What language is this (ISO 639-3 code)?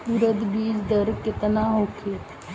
bho